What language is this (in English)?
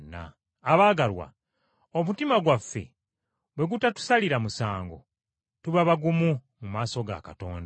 Ganda